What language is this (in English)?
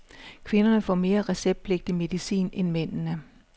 Danish